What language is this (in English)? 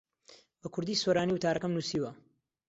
Central Kurdish